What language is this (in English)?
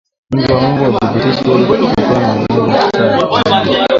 Swahili